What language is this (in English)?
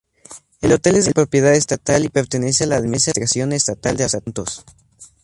Spanish